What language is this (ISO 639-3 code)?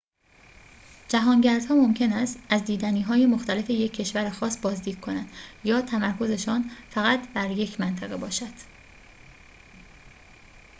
fas